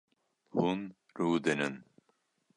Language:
Kurdish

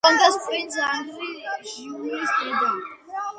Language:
Georgian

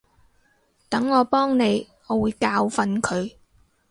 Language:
Cantonese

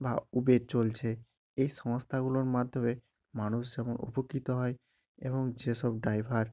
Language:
Bangla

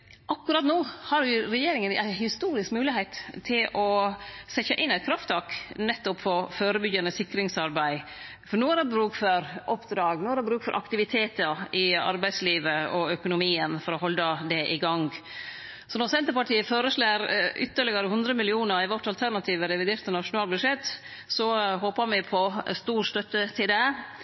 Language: Norwegian Nynorsk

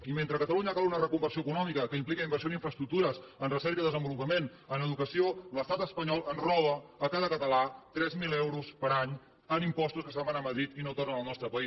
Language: Catalan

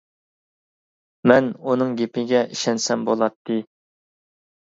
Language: Uyghur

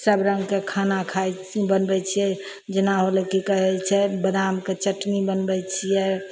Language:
Maithili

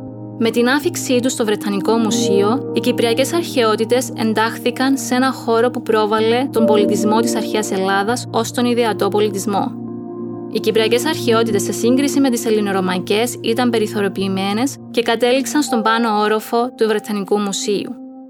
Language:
Greek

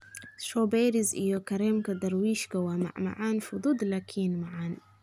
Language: Somali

